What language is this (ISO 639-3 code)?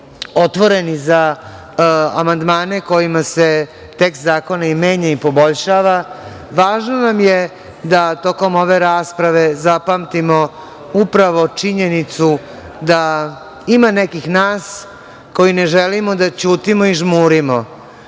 srp